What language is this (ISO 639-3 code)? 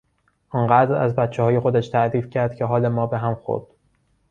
fas